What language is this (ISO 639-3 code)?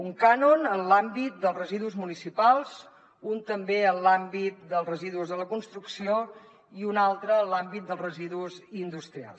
cat